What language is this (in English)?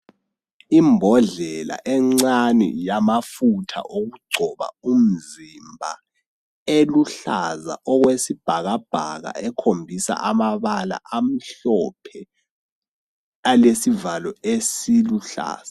North Ndebele